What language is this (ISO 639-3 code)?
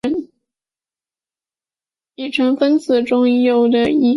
zho